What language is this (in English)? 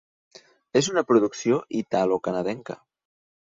Catalan